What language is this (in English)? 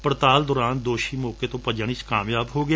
Punjabi